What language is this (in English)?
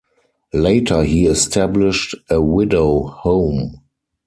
English